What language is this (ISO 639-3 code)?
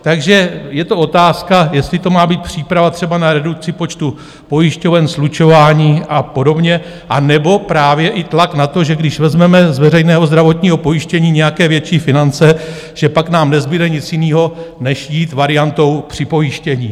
ces